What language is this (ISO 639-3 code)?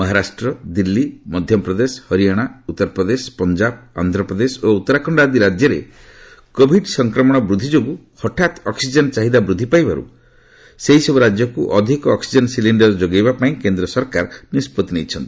ori